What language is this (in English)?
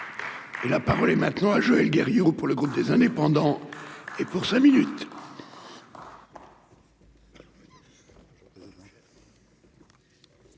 French